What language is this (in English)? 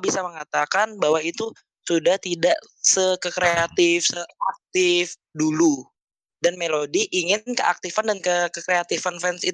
Indonesian